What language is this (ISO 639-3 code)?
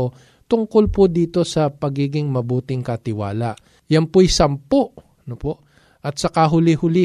fil